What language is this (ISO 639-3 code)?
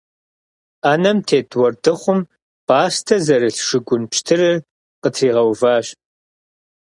kbd